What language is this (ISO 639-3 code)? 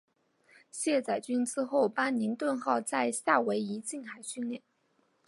zho